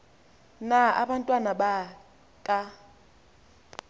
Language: Xhosa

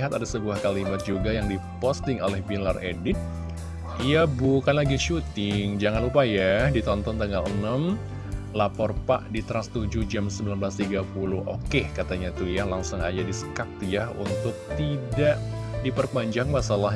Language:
Indonesian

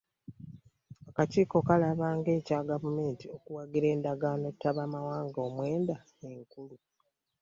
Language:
Ganda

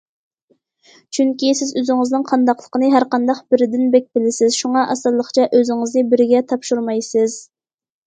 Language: Uyghur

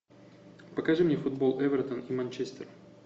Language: Russian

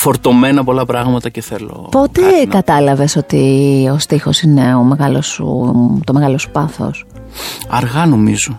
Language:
Greek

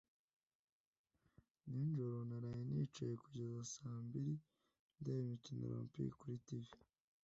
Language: Kinyarwanda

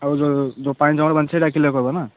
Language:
Odia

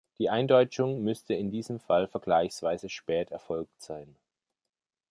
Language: German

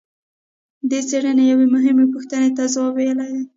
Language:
Pashto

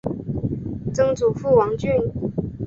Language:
Chinese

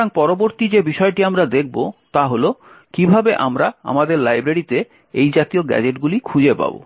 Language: Bangla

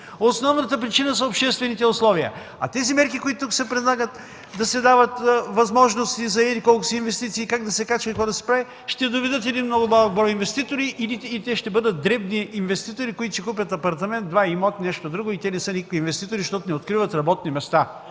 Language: Bulgarian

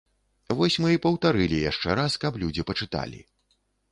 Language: Belarusian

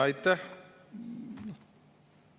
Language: Estonian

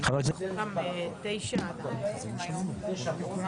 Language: Hebrew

